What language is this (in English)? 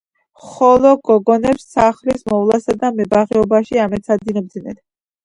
Georgian